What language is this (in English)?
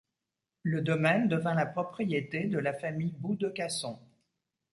French